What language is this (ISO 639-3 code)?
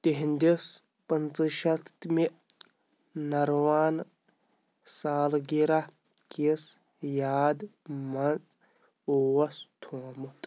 kas